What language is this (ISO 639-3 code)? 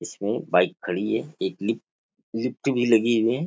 raj